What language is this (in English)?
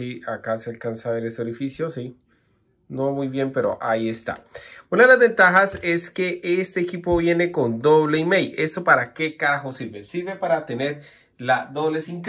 Spanish